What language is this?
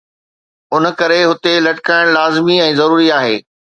Sindhi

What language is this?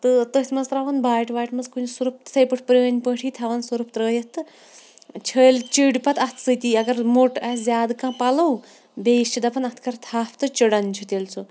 Kashmiri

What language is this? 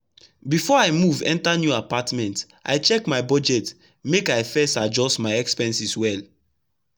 Nigerian Pidgin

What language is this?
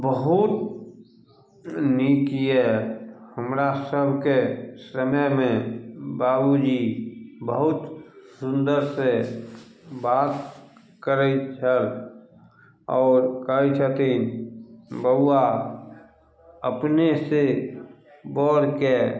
Maithili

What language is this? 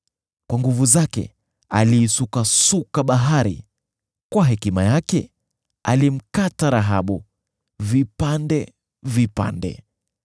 Swahili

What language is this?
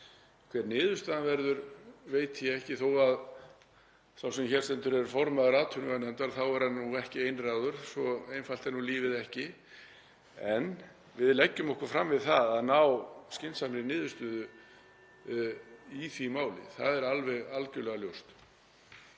Icelandic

